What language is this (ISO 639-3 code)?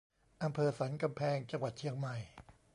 tha